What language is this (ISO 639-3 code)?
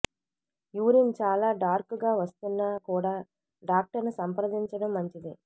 tel